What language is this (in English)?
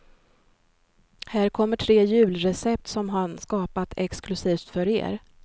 Swedish